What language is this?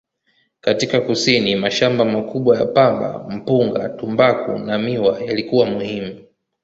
Swahili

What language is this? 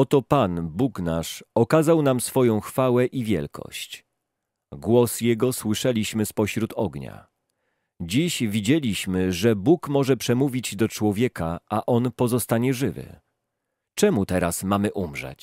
Polish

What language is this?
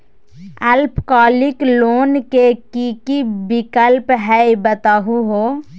Magahi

